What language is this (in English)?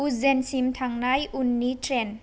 Bodo